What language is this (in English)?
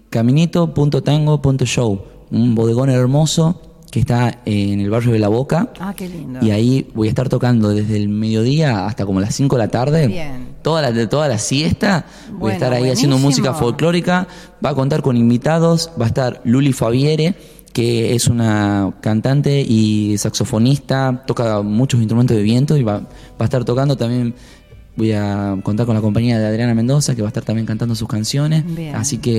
Spanish